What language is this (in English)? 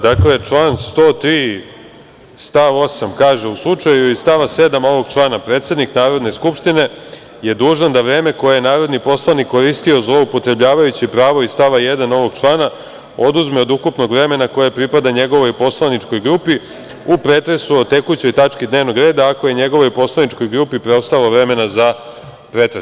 Serbian